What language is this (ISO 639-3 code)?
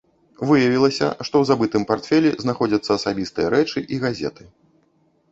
bel